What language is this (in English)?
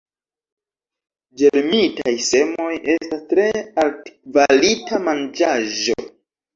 Esperanto